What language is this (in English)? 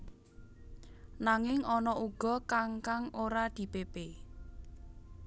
Javanese